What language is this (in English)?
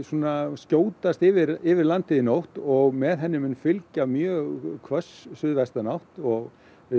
Icelandic